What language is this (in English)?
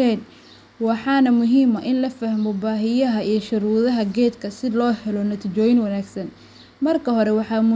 Somali